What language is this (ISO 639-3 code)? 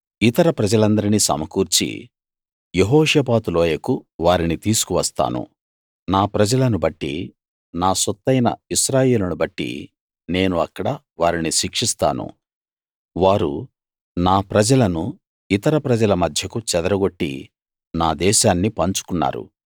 tel